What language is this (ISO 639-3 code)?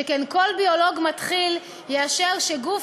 heb